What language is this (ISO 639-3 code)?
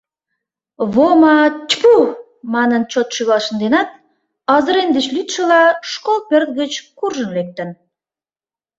chm